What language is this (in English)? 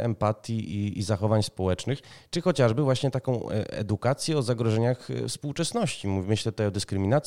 Polish